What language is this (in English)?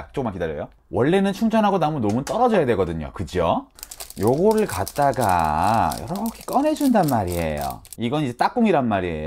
Korean